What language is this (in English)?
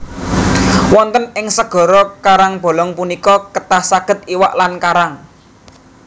Javanese